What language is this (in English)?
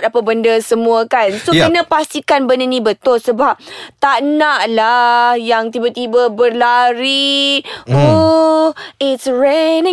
Malay